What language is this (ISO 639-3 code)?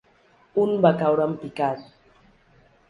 cat